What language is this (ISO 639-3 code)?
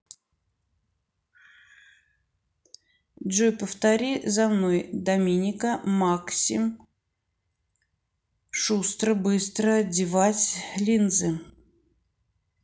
rus